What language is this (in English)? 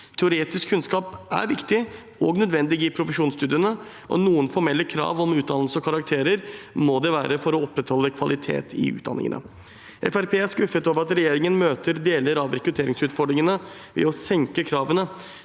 Norwegian